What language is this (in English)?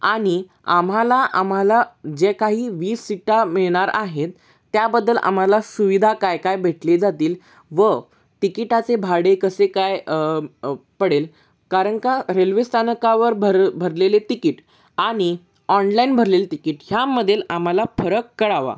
Marathi